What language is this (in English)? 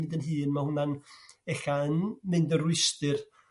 Welsh